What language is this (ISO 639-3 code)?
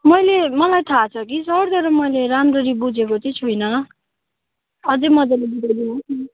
nep